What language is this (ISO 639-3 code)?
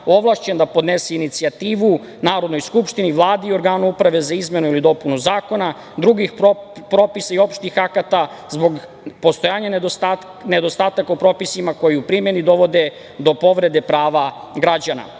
srp